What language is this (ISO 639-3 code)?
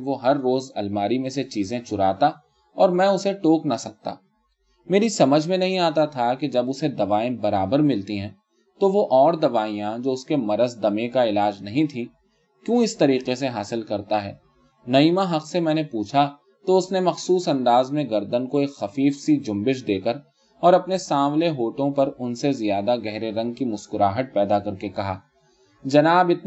urd